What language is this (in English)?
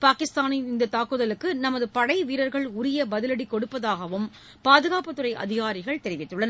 Tamil